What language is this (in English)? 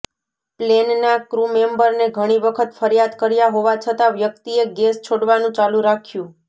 Gujarati